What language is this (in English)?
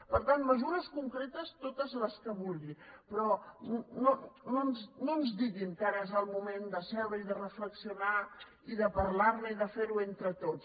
Catalan